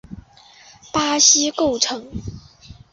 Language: Chinese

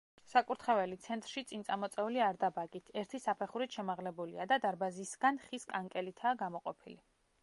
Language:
Georgian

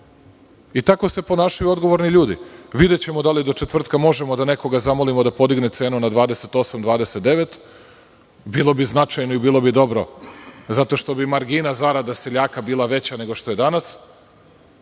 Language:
Serbian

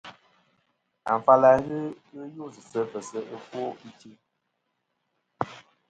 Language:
Kom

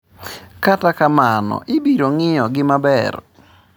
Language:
Luo (Kenya and Tanzania)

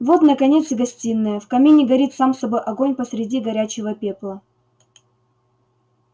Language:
Russian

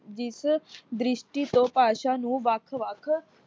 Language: Punjabi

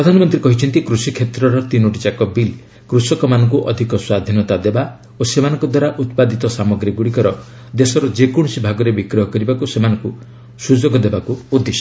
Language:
Odia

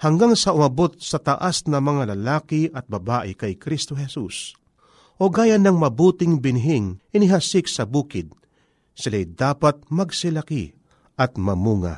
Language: Filipino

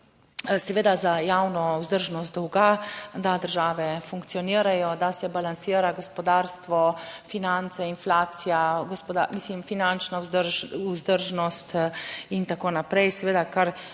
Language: Slovenian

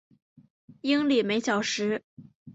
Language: Chinese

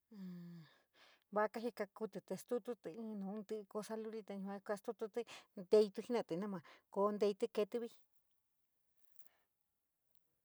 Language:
San Miguel El Grande Mixtec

